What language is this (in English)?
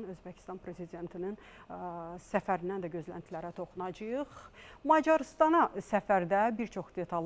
Turkish